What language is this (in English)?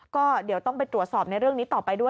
Thai